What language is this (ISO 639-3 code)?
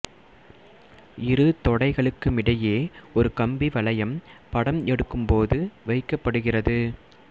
tam